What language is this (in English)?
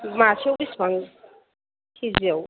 Bodo